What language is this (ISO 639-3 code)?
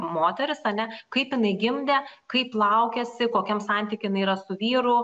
lit